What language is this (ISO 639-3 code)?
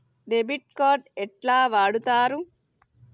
tel